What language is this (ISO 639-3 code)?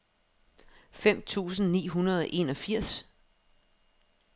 dan